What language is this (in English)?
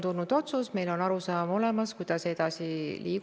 Estonian